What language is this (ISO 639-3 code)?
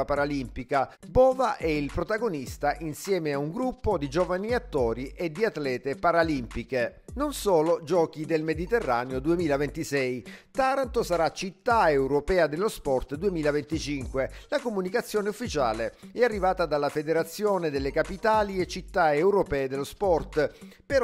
ita